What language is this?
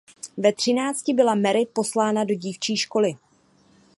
Czech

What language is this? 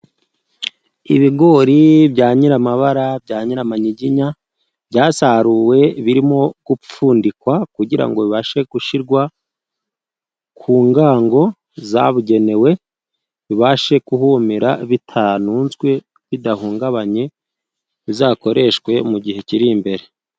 Kinyarwanda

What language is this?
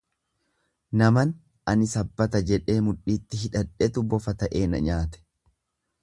Oromo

